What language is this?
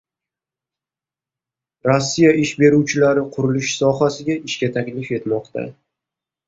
Uzbek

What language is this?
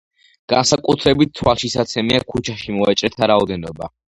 Georgian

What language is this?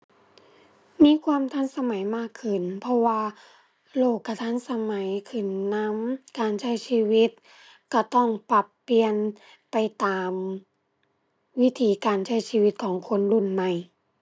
Thai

